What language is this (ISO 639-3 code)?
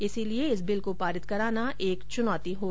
hin